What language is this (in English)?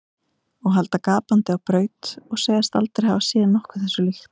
Icelandic